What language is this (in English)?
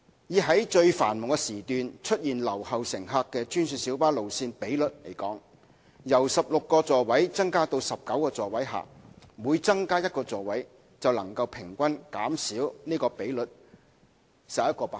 Cantonese